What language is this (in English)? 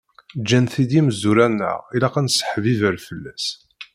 Kabyle